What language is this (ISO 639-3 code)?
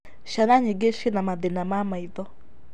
kik